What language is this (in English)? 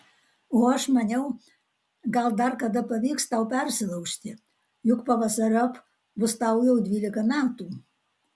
Lithuanian